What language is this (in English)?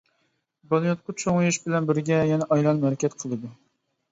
Uyghur